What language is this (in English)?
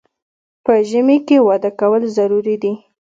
Pashto